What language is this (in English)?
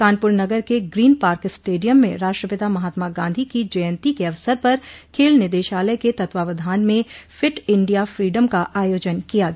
Hindi